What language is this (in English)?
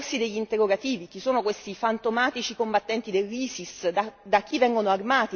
Italian